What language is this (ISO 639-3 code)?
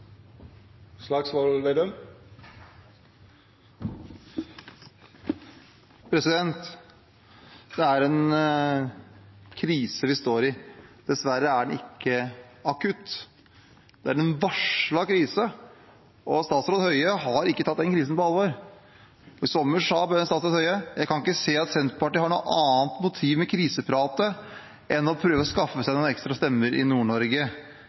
nor